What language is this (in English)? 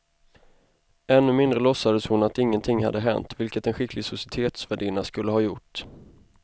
Swedish